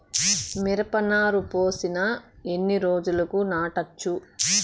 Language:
Telugu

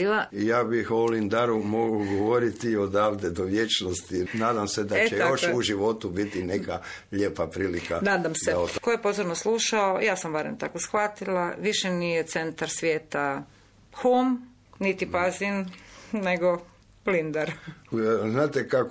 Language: Croatian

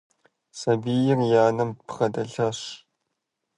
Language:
Kabardian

